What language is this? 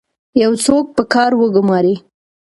Pashto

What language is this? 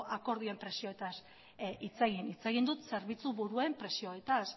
Basque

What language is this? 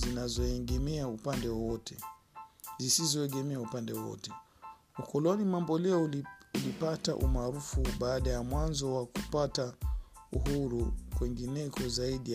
Swahili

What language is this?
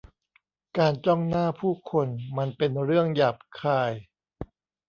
Thai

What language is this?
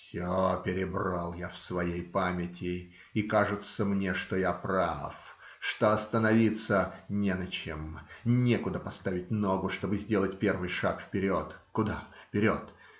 Russian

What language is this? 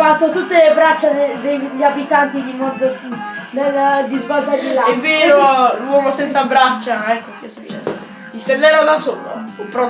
Italian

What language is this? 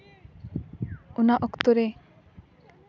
Santali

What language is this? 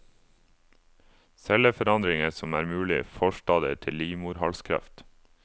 Norwegian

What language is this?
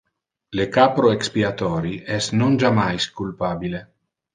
Interlingua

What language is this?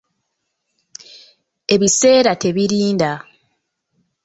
Ganda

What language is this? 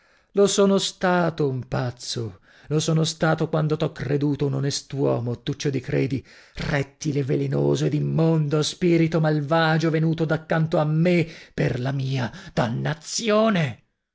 Italian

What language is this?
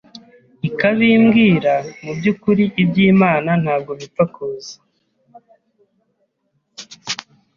Kinyarwanda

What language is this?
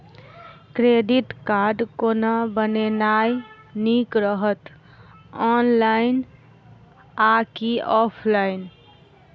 Maithili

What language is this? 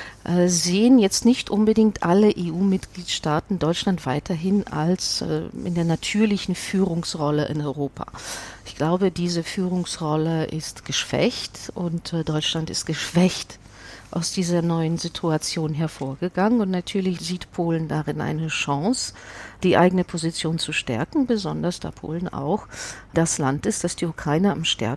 German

